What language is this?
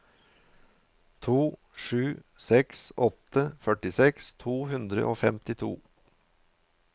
Norwegian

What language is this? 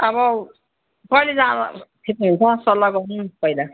Nepali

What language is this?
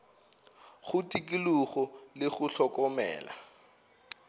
Northern Sotho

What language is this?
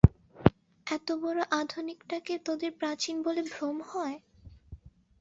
Bangla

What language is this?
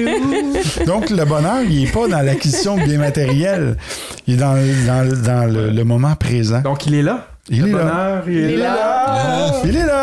French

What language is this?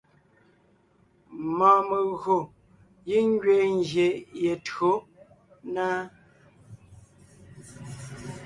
Ngiemboon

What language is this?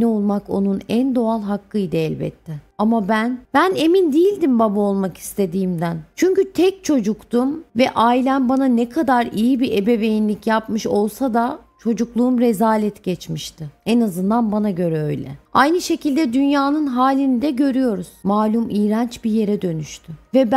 Turkish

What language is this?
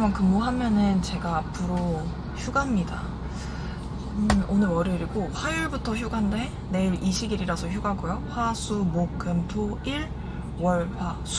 Korean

